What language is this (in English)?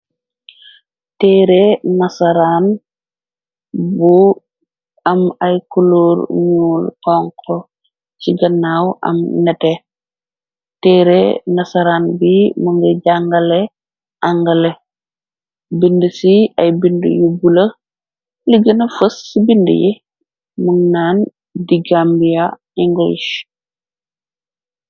Wolof